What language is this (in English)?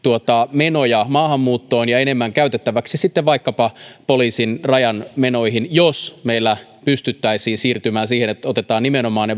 Finnish